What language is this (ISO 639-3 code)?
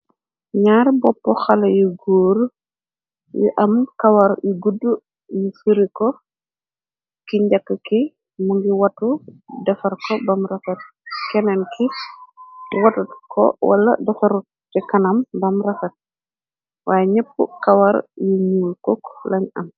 wol